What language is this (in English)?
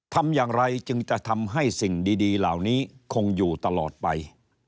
Thai